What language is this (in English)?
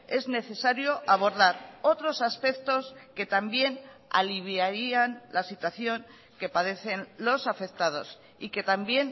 Spanish